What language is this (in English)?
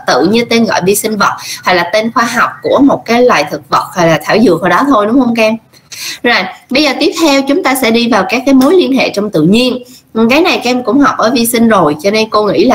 Vietnamese